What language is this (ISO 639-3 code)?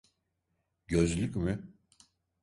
tur